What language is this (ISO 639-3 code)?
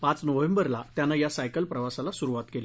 mar